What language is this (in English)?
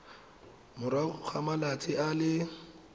Tswana